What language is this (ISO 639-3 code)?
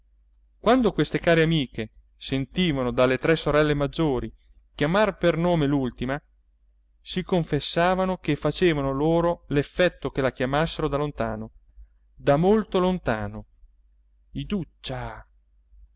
ita